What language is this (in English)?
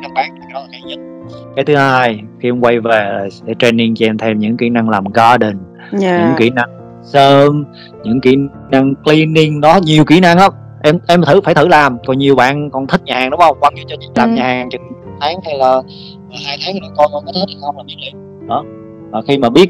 Vietnamese